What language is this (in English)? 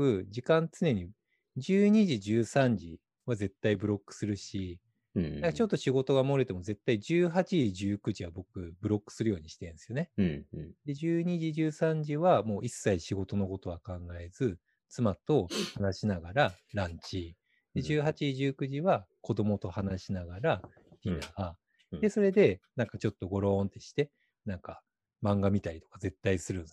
Japanese